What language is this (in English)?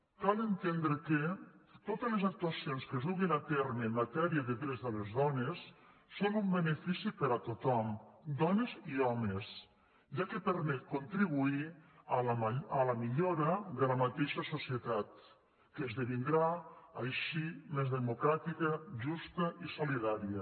Catalan